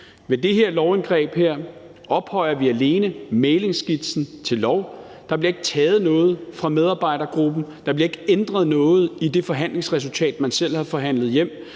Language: Danish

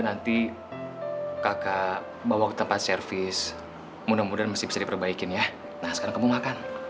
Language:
Indonesian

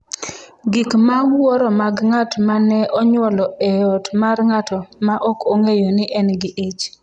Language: Luo (Kenya and Tanzania)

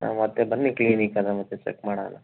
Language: Kannada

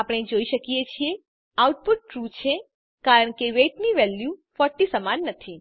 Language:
Gujarati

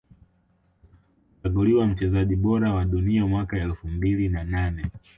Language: Swahili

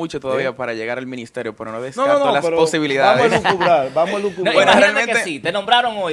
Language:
Spanish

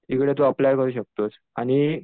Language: Marathi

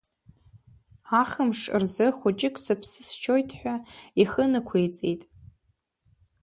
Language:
Abkhazian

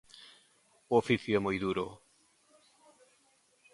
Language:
Galician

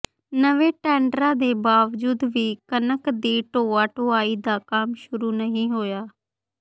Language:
Punjabi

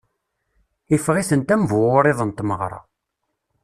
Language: Kabyle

